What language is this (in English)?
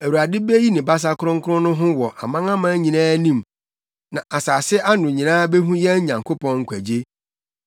Akan